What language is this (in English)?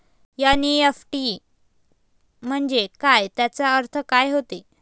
Marathi